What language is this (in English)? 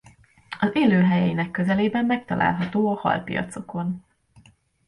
Hungarian